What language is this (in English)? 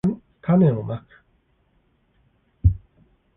Japanese